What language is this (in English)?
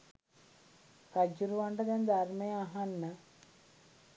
Sinhala